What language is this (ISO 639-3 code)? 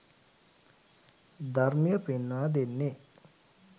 sin